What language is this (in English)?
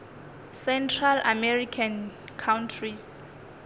Northern Sotho